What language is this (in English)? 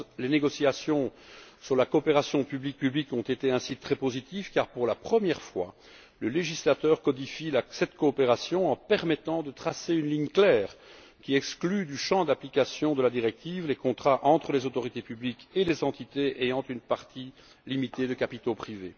French